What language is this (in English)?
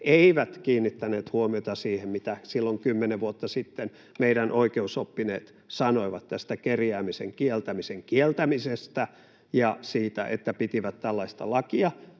Finnish